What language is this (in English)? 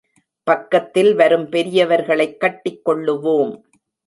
Tamil